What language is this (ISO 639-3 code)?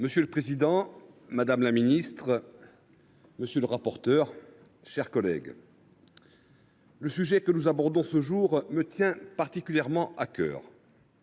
fra